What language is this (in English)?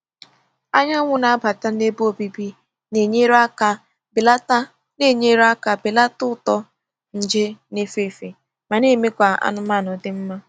Igbo